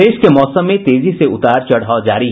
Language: Hindi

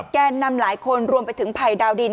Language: Thai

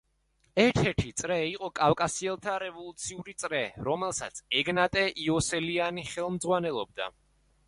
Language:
Georgian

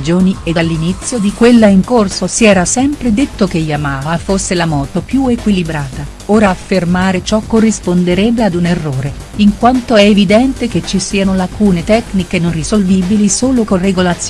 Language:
Italian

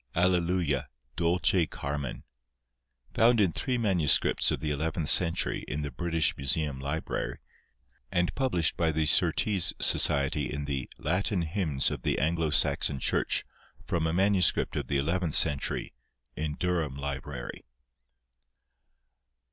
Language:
English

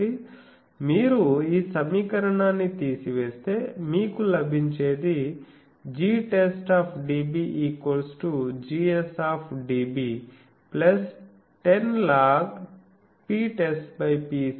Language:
Telugu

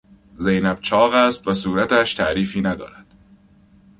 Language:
Persian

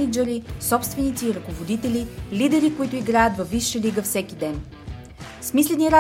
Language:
Bulgarian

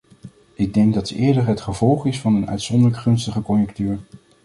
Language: Dutch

